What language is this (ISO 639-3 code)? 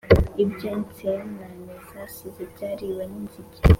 kin